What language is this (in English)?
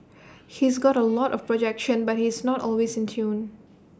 English